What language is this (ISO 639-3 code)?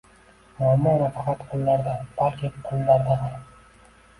uzb